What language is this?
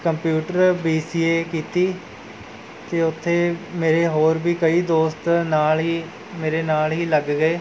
Punjabi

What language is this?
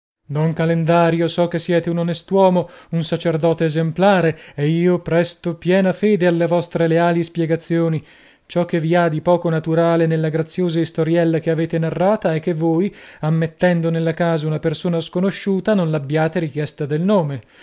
Italian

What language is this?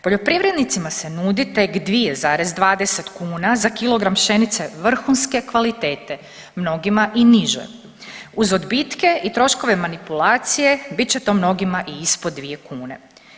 Croatian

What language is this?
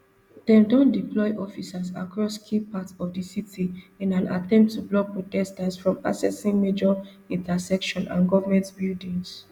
Nigerian Pidgin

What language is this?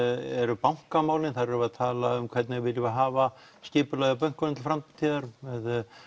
Icelandic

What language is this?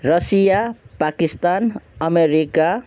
Nepali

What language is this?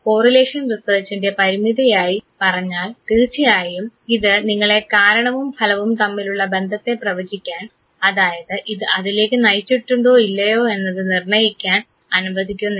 Malayalam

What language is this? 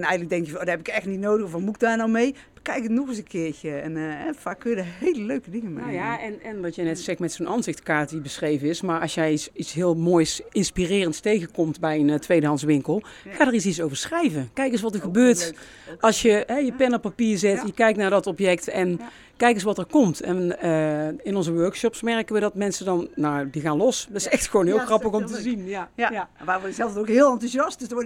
Dutch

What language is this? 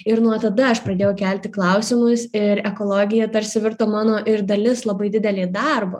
Lithuanian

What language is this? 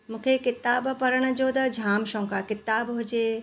Sindhi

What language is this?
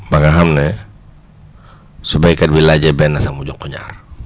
Wolof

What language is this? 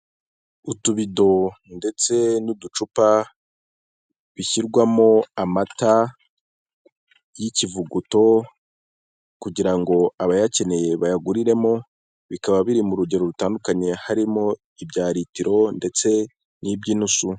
Kinyarwanda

